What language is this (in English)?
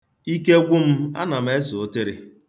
Igbo